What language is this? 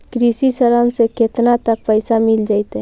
Magahi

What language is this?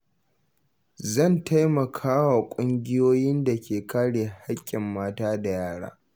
Hausa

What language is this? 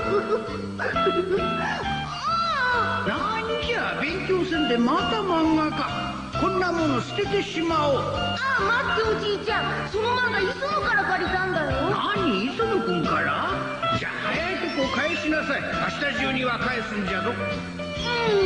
Japanese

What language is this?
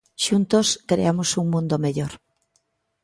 Galician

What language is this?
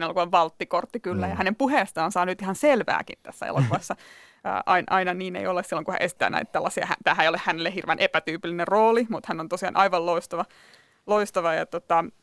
Finnish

